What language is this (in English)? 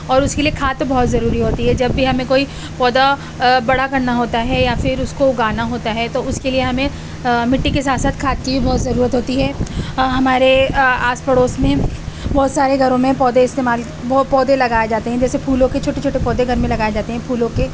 Urdu